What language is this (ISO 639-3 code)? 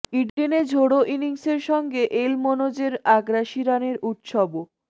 ben